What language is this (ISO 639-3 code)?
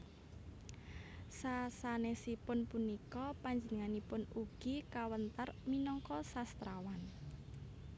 jav